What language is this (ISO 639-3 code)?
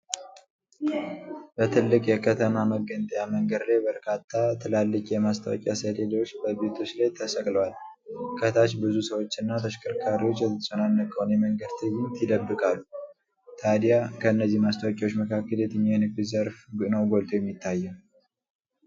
amh